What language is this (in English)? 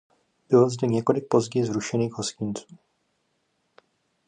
Czech